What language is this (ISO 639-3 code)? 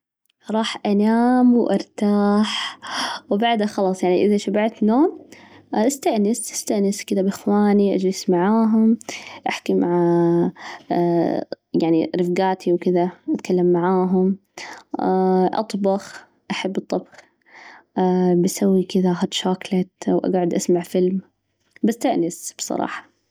ars